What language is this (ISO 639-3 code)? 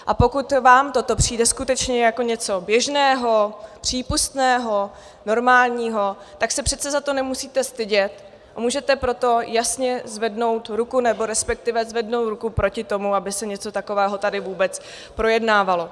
ces